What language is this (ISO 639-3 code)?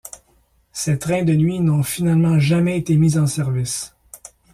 fra